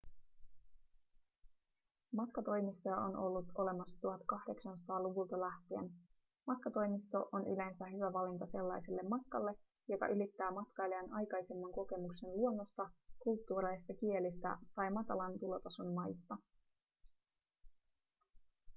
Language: Finnish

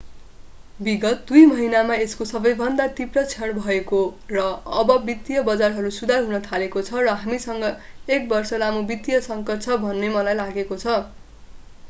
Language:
Nepali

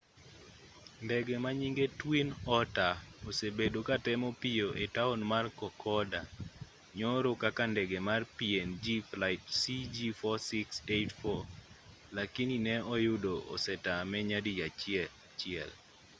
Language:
Luo (Kenya and Tanzania)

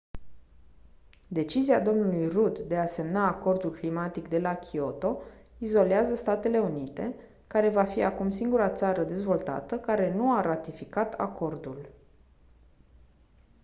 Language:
Romanian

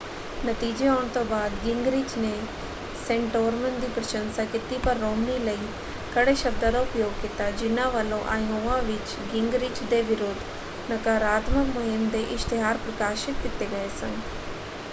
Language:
Punjabi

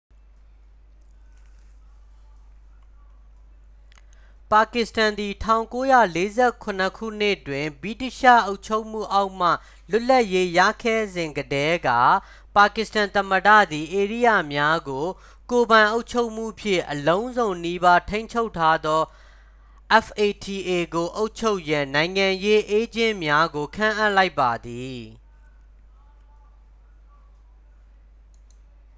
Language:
Burmese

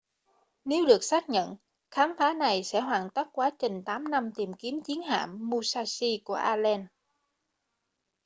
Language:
Vietnamese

